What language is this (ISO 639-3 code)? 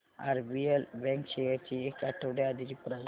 mar